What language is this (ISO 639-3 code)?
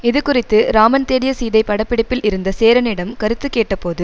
tam